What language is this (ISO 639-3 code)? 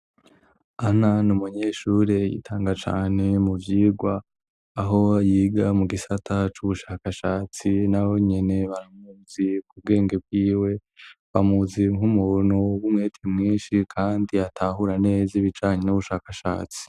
run